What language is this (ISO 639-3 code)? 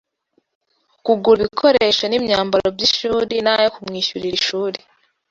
kin